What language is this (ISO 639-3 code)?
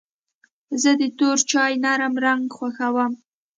pus